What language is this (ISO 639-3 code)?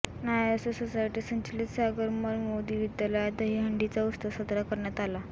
mar